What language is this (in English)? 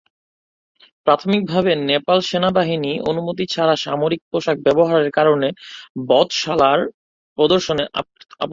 Bangla